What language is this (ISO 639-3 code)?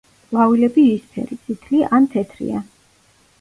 kat